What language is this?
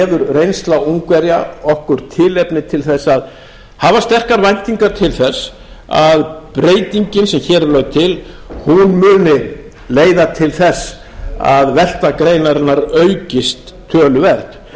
Icelandic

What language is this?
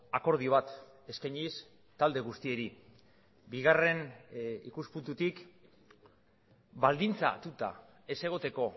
Basque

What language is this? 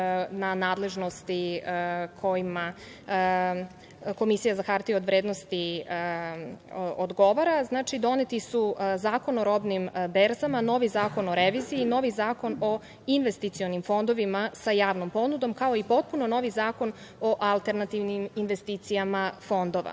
Serbian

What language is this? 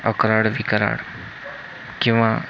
Marathi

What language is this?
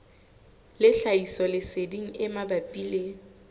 Southern Sotho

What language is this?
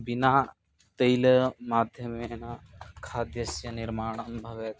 Sanskrit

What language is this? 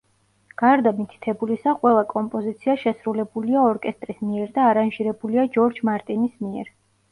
Georgian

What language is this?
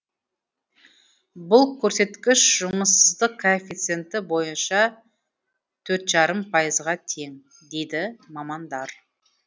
Kazakh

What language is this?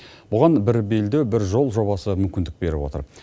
Kazakh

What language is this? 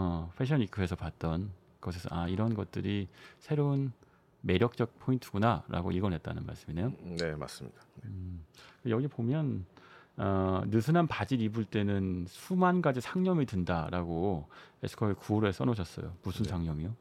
Korean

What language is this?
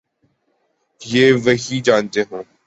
Urdu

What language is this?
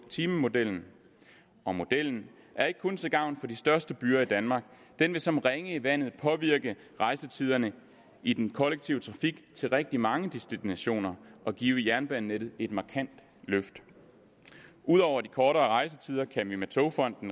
Danish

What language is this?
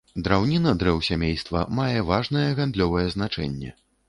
Belarusian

